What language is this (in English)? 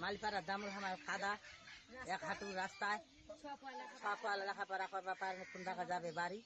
Bangla